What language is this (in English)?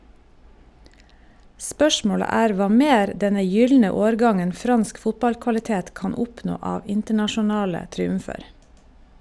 Norwegian